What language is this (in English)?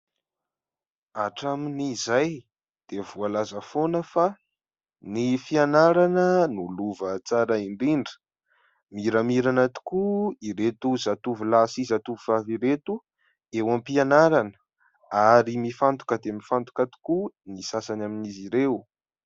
Malagasy